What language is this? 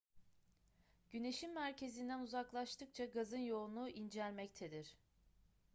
Turkish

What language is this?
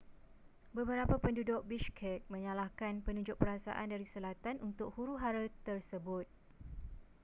Malay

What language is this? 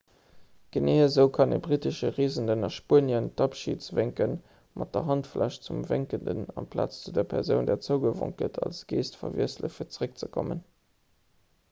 Luxembourgish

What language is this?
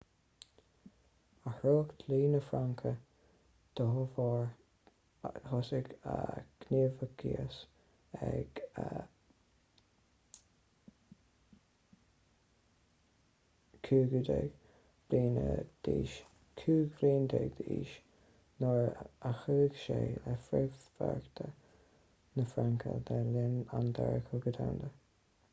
Irish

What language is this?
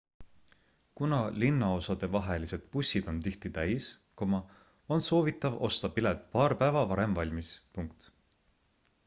Estonian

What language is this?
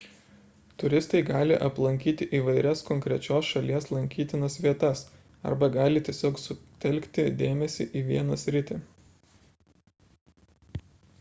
Lithuanian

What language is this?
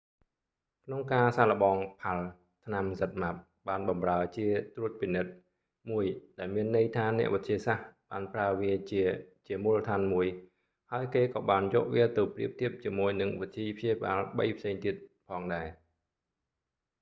Khmer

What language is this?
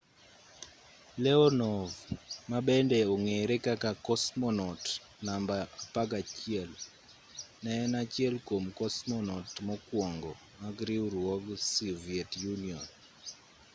Luo (Kenya and Tanzania)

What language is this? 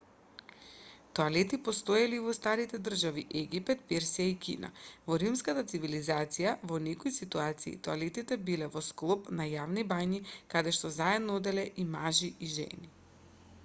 Macedonian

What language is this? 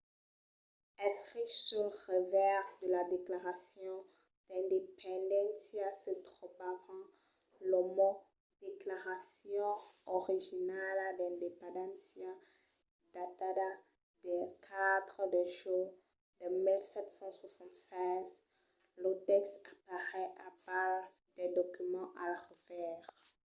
Occitan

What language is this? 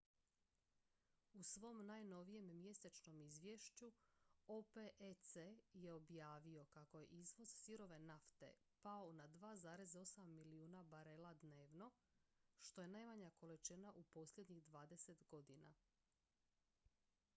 Croatian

